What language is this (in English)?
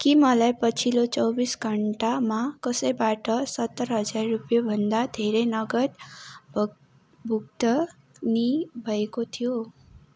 Nepali